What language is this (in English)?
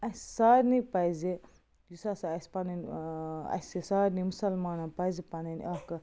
Kashmiri